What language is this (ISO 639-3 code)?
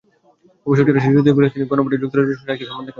ben